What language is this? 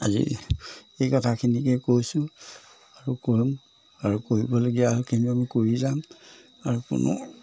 Assamese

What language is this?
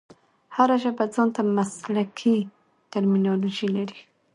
Pashto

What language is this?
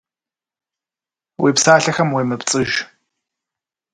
Kabardian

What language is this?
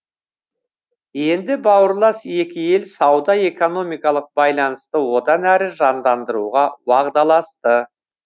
Kazakh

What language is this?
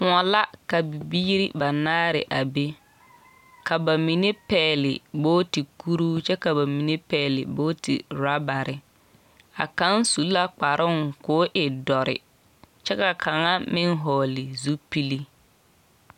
Southern Dagaare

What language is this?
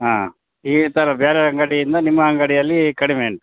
Kannada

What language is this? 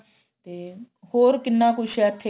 Punjabi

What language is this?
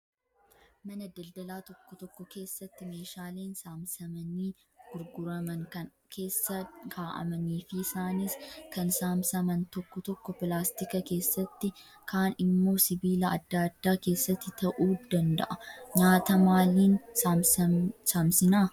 Oromo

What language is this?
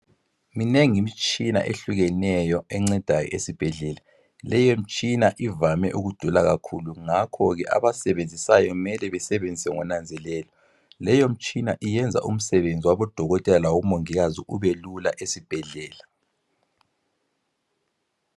North Ndebele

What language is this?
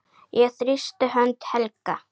Icelandic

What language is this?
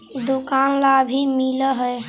Magahi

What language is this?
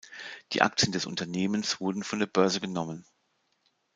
German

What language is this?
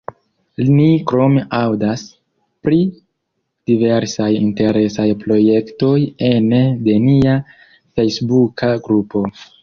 Esperanto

